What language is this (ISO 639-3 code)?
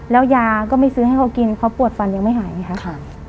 tha